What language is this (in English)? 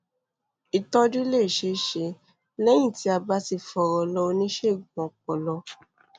Yoruba